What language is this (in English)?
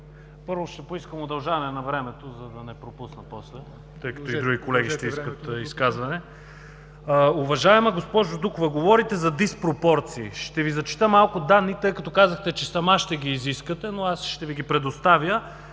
Bulgarian